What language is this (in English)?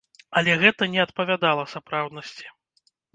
Belarusian